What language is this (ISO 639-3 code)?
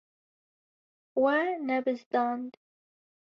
kur